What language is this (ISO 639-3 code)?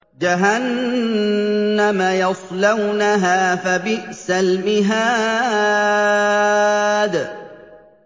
ara